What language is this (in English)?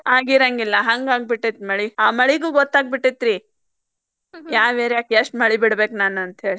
Kannada